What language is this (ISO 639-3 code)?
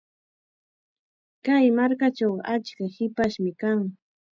qxa